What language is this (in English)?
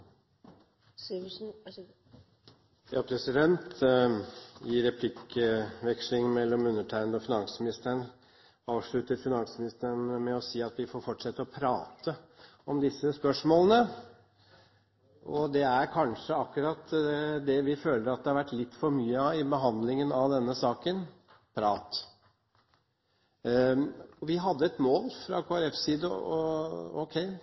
Norwegian Bokmål